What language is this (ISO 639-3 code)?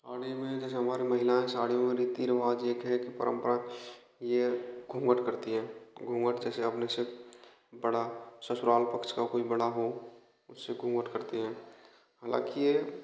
hin